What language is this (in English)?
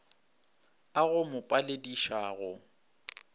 Northern Sotho